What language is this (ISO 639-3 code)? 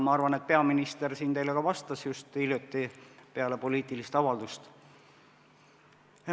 est